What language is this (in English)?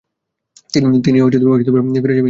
Bangla